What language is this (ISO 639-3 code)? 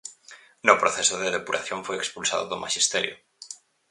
glg